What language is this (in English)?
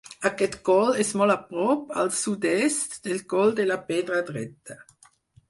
Catalan